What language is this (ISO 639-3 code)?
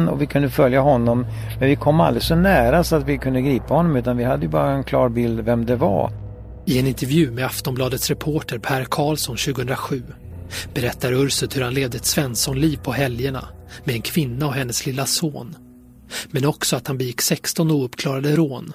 swe